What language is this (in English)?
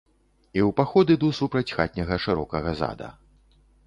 Belarusian